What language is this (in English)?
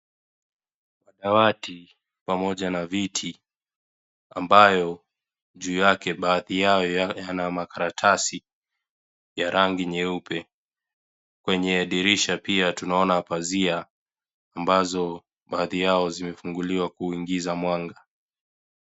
Swahili